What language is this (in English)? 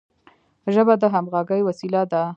Pashto